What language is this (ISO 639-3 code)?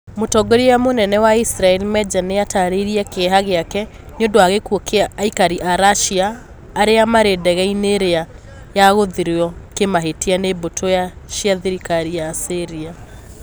kik